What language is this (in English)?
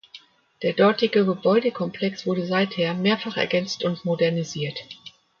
German